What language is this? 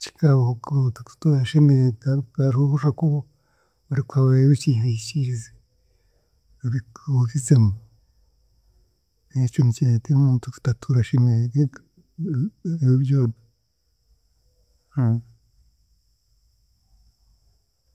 Chiga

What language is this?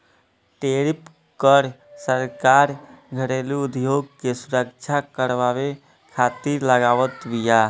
Bhojpuri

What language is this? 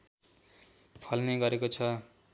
Nepali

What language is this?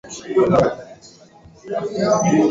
Swahili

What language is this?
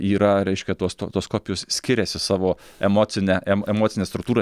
Lithuanian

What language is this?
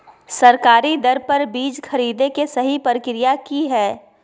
Magahi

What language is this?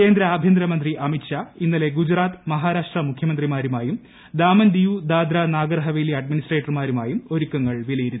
Malayalam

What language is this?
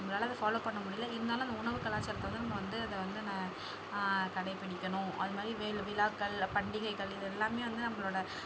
Tamil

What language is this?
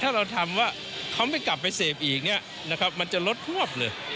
Thai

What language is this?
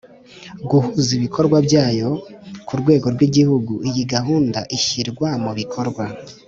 Kinyarwanda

